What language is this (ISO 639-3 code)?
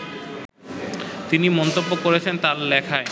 ben